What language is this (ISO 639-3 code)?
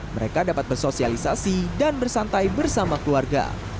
ind